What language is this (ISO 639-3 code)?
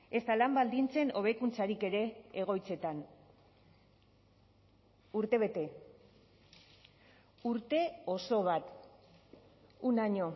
eus